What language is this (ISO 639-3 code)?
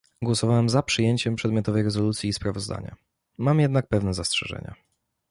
pol